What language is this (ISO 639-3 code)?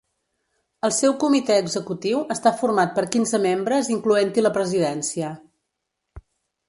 cat